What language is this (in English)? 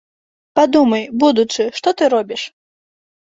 Belarusian